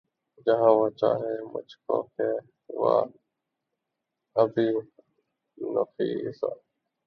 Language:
Urdu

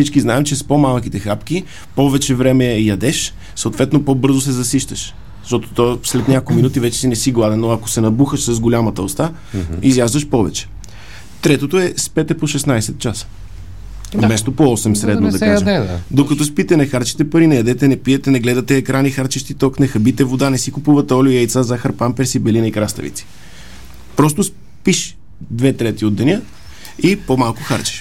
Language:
Bulgarian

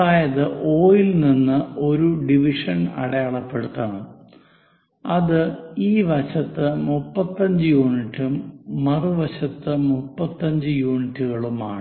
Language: Malayalam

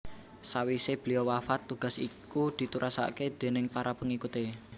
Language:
Javanese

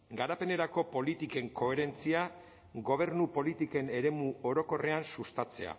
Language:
Basque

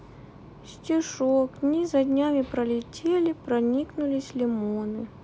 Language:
Russian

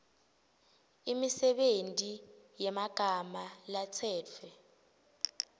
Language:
Swati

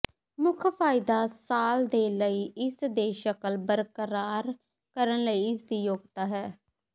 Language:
Punjabi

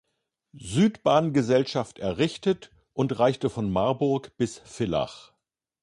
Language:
German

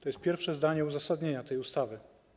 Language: Polish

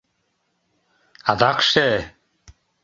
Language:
Mari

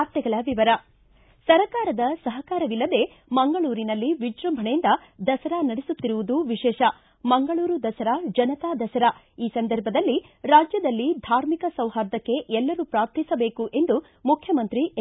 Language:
Kannada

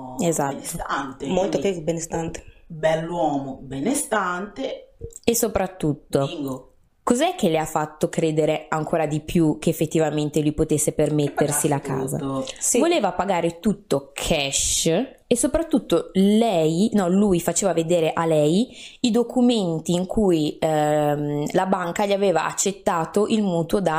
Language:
Italian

